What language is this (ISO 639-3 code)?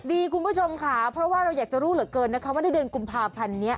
tha